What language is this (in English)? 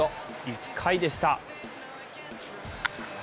Japanese